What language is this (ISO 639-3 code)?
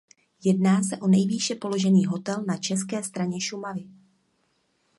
ces